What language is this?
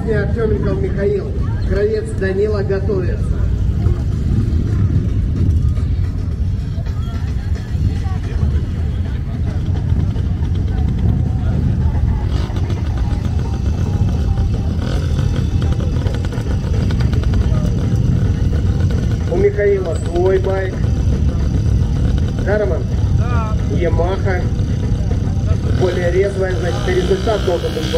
Russian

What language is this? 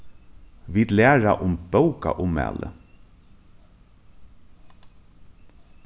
Faroese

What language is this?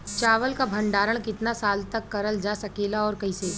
Bhojpuri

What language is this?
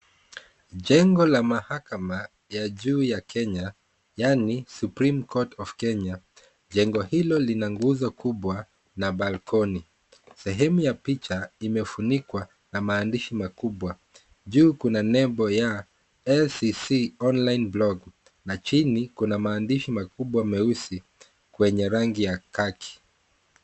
Swahili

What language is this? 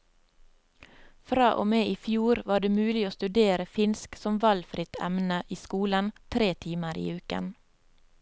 Norwegian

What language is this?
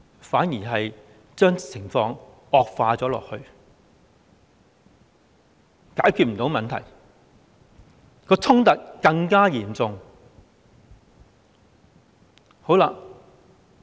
Cantonese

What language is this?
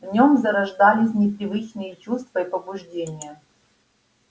Russian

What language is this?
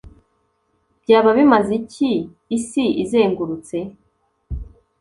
Kinyarwanda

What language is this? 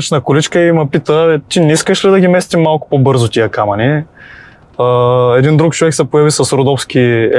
Bulgarian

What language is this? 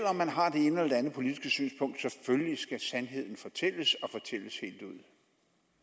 Danish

